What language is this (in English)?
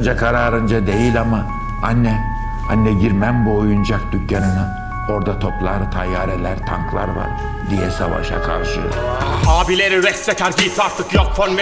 Turkish